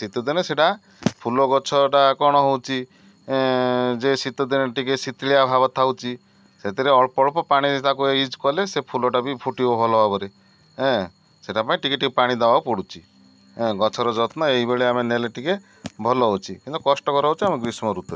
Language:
Odia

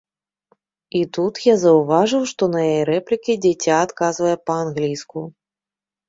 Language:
Belarusian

